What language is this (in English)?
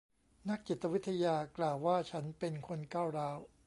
Thai